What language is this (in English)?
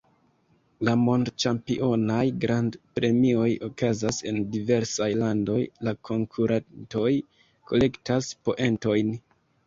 Esperanto